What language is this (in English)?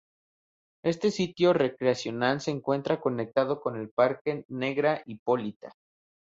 Spanish